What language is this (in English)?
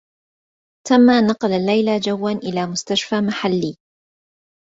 Arabic